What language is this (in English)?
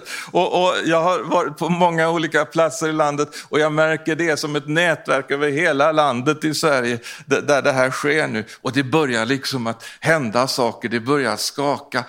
Swedish